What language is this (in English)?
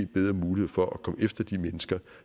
Danish